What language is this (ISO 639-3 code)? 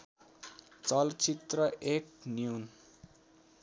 nep